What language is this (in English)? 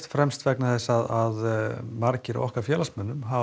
Icelandic